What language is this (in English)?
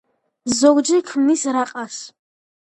Georgian